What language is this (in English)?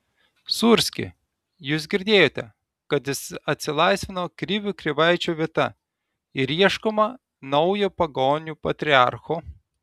Lithuanian